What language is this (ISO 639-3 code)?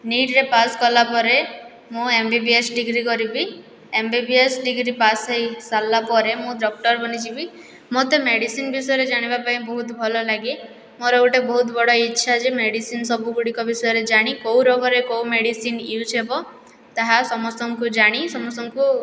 ori